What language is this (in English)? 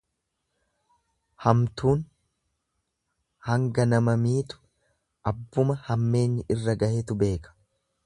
Oromo